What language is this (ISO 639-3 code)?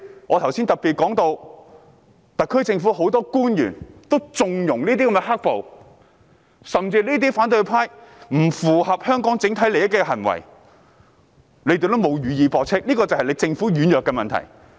yue